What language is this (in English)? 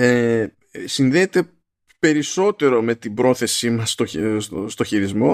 Greek